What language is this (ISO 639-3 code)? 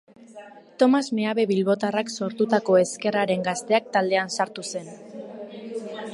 eus